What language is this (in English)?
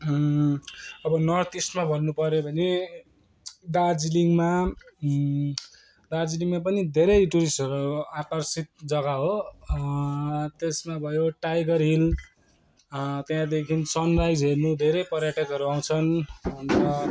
Nepali